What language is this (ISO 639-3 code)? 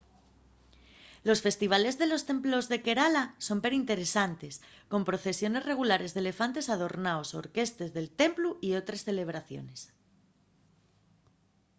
ast